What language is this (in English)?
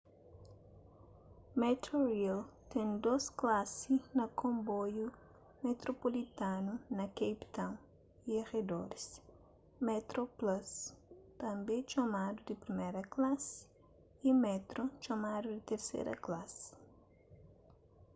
Kabuverdianu